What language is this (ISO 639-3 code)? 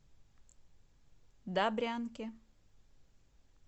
rus